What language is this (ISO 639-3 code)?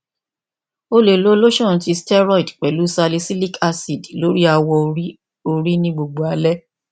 yor